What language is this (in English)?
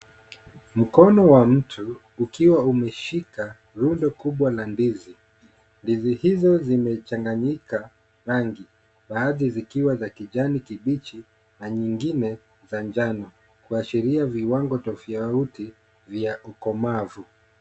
Swahili